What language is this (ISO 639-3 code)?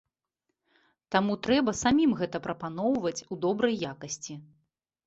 bel